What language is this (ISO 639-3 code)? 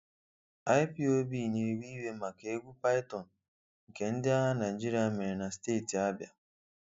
ibo